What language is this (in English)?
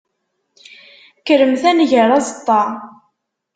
Kabyle